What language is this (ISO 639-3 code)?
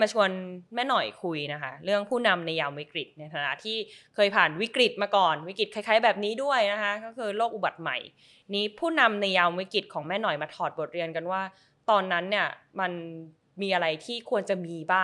tha